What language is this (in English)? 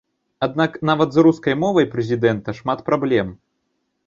Belarusian